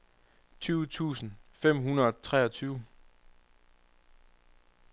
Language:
Danish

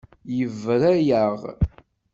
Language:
Kabyle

